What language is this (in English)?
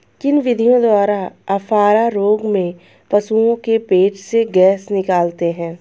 Hindi